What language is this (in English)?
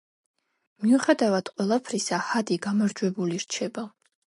Georgian